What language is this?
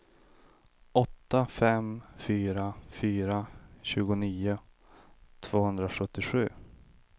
Swedish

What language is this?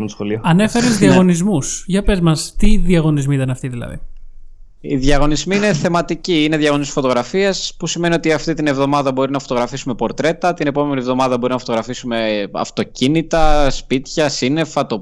Greek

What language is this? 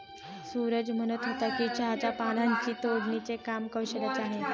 Marathi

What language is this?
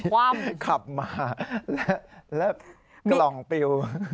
Thai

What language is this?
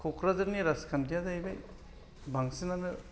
Bodo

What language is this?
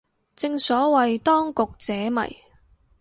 Cantonese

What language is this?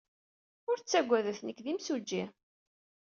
Kabyle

